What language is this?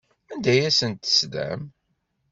Kabyle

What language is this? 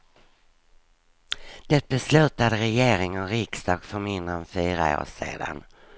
Swedish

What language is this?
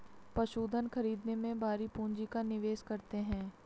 Hindi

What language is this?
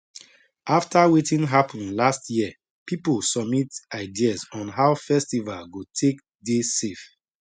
Nigerian Pidgin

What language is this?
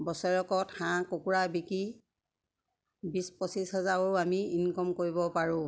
Assamese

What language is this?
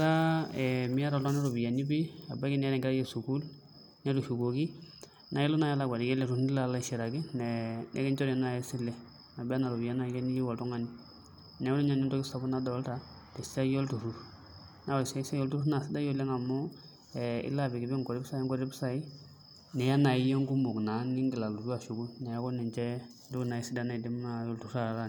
Masai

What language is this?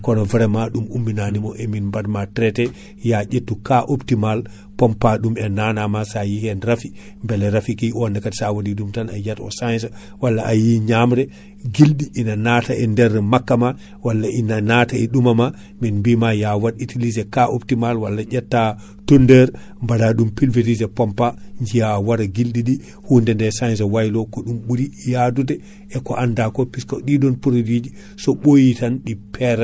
Fula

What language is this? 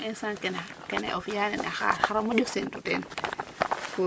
Serer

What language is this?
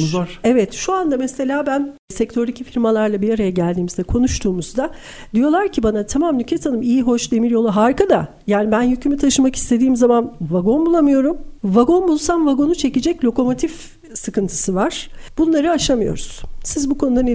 Turkish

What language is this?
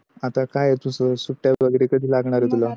Marathi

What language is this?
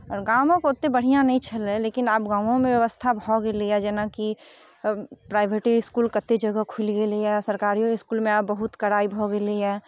Maithili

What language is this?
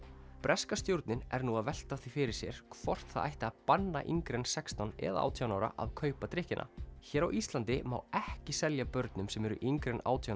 Icelandic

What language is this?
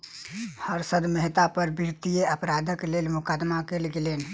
Maithili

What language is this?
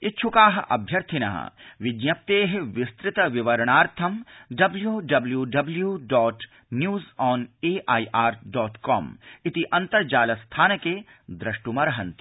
Sanskrit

